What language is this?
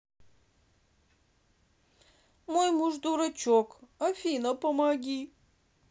Russian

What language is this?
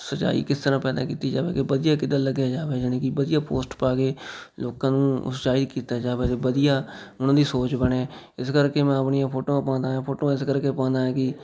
Punjabi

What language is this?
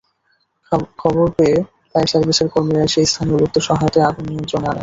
Bangla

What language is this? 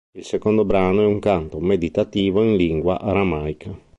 Italian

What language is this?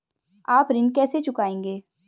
Hindi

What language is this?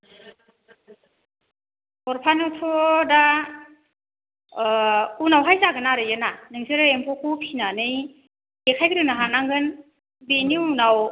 Bodo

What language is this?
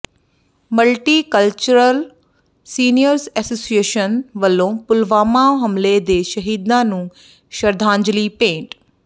Punjabi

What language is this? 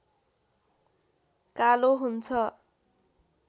Nepali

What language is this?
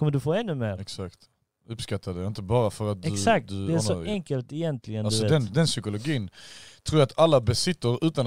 Swedish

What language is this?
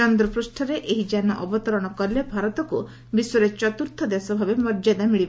Odia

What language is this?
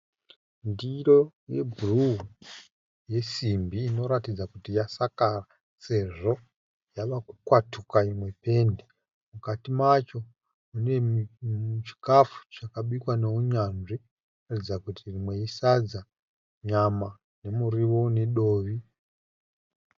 Shona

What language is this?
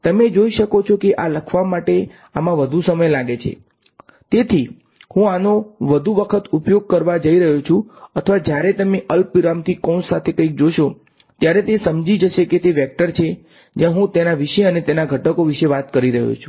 Gujarati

